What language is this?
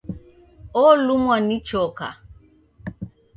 Taita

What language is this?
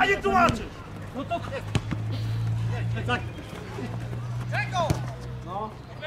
Polish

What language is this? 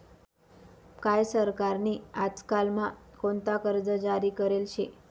Marathi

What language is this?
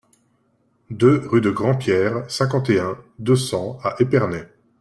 French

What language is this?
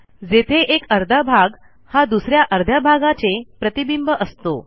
Marathi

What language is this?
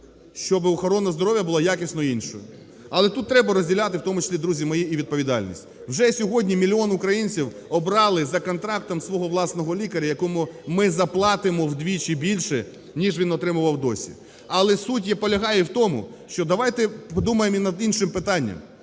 Ukrainian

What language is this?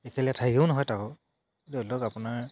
Assamese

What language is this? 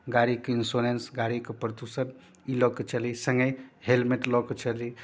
Maithili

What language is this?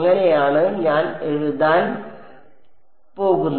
Malayalam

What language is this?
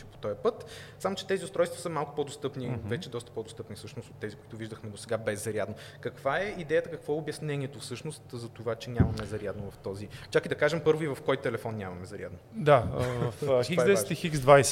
Bulgarian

